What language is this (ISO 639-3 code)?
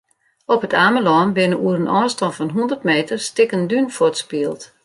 fry